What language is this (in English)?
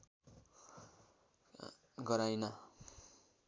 Nepali